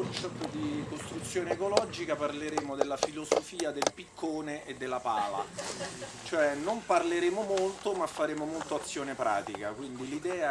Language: Italian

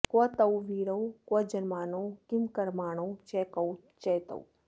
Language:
Sanskrit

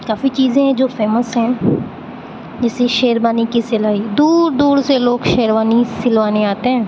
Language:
Urdu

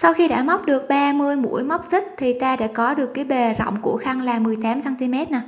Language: Vietnamese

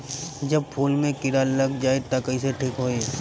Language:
Bhojpuri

